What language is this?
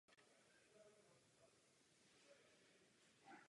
Czech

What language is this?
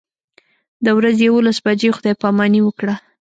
Pashto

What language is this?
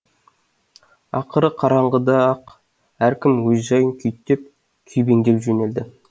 Kazakh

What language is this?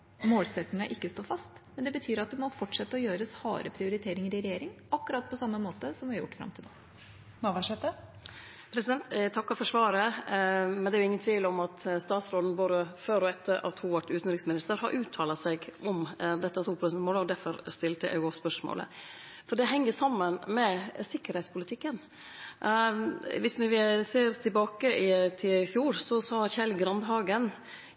Norwegian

